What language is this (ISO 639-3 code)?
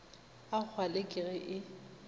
nso